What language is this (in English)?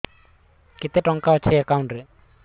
Odia